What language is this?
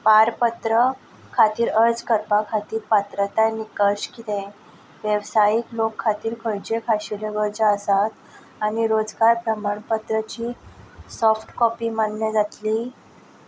Konkani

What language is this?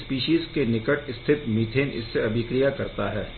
Hindi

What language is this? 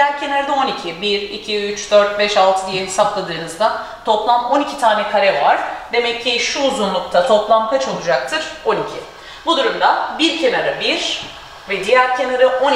Turkish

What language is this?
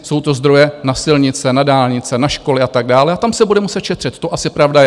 Czech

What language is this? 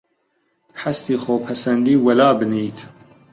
Central Kurdish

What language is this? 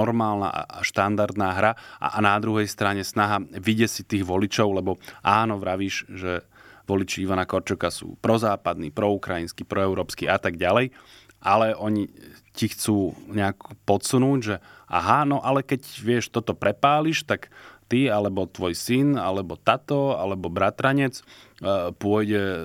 Slovak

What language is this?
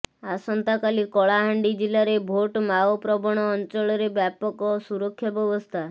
Odia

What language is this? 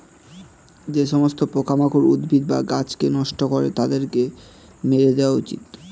Bangla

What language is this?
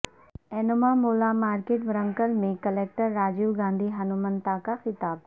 Urdu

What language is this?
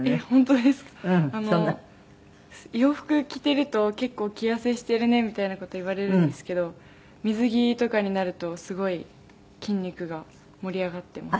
Japanese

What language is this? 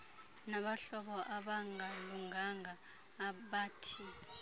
Xhosa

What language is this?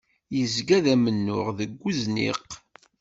Kabyle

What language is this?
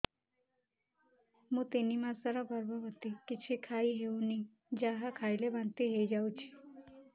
Odia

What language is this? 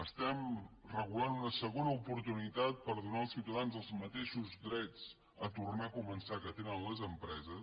Catalan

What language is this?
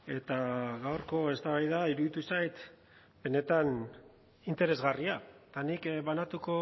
Basque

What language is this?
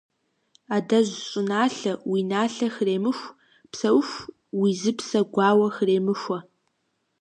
Kabardian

